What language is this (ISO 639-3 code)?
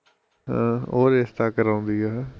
pan